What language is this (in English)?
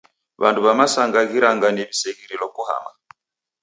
Taita